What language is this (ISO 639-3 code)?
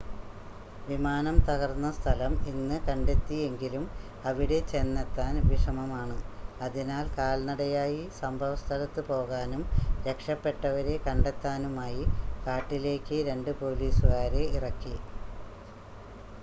mal